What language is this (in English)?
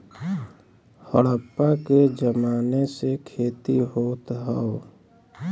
Bhojpuri